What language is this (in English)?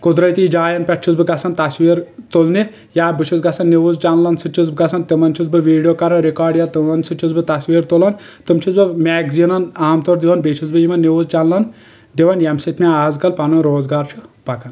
Kashmiri